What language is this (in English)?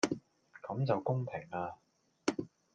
Cantonese